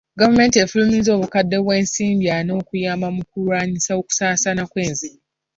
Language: Ganda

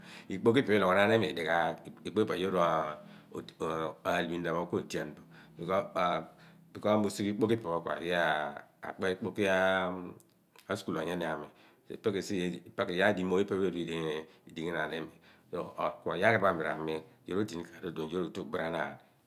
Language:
Abua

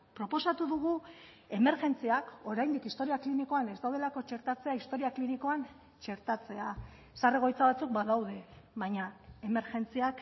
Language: Basque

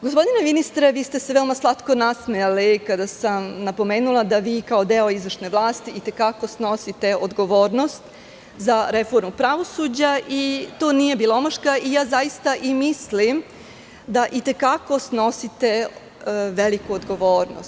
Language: Serbian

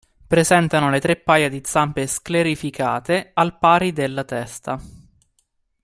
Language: Italian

